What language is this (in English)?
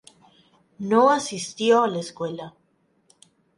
Spanish